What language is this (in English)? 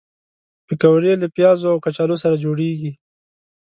Pashto